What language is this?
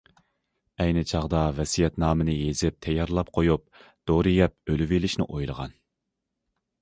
Uyghur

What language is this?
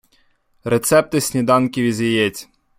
Ukrainian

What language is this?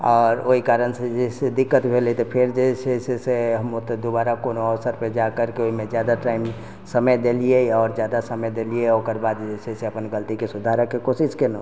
Maithili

